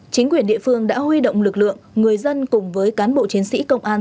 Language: Vietnamese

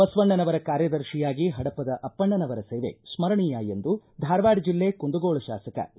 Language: Kannada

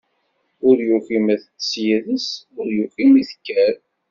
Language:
Kabyle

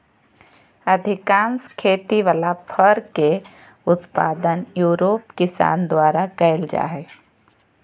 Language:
Magahi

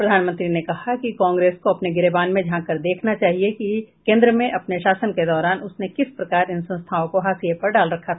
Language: Hindi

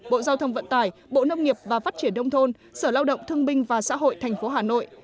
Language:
Vietnamese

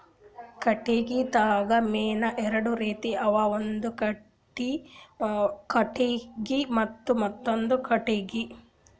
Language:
Kannada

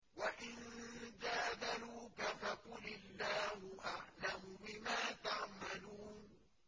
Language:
Arabic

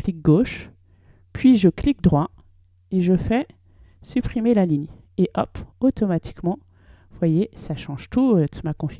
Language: French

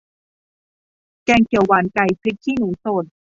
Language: Thai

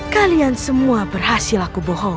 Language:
Indonesian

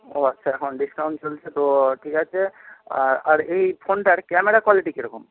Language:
Bangla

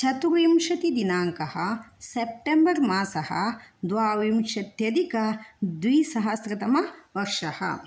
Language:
Sanskrit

